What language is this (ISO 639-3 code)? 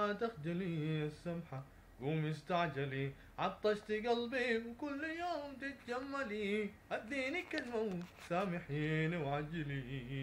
ara